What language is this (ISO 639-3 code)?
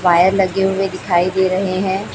hin